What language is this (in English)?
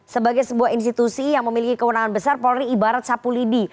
Indonesian